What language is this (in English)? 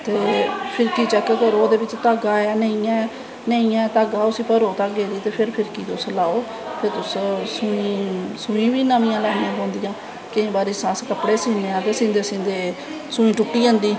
Dogri